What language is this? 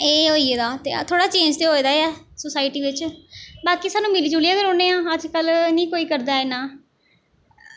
Dogri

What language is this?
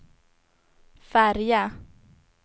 Swedish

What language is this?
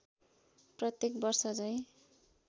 Nepali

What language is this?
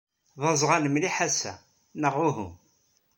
Kabyle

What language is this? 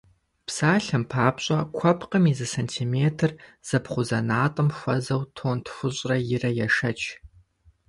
Kabardian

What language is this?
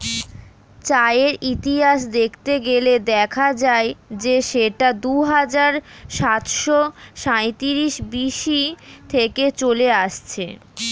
Bangla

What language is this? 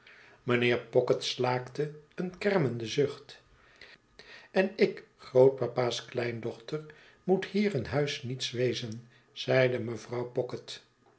Dutch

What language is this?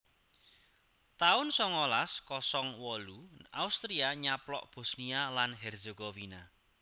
Javanese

